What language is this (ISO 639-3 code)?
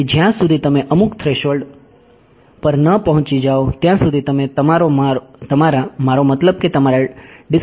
guj